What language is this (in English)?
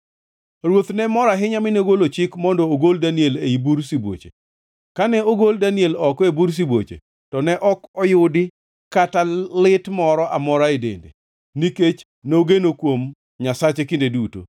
Luo (Kenya and Tanzania)